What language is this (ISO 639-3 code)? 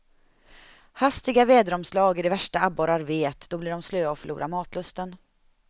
swe